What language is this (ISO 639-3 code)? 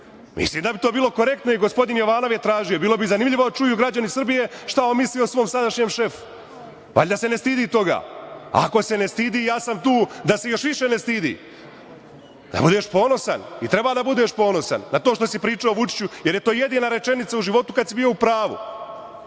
srp